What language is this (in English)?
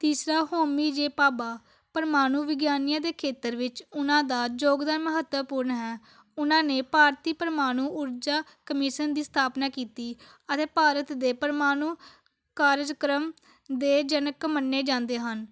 Punjabi